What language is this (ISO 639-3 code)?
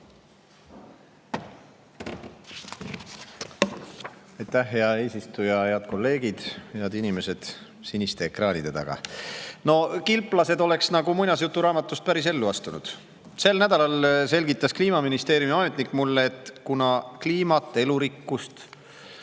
est